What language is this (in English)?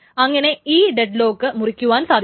Malayalam